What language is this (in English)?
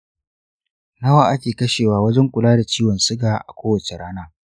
Hausa